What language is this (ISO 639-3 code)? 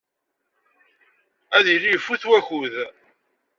kab